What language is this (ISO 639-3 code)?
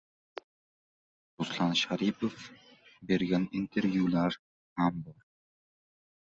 uzb